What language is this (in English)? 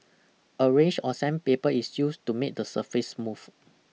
English